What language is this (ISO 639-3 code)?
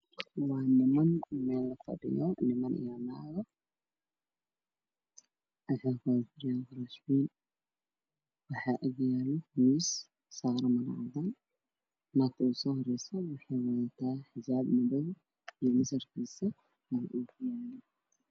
som